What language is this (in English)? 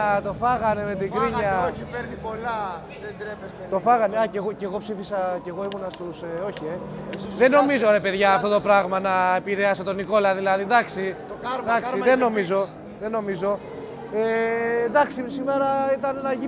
Greek